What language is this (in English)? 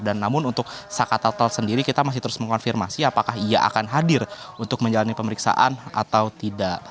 Indonesian